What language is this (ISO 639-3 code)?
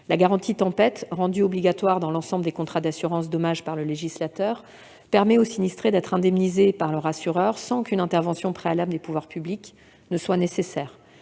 fra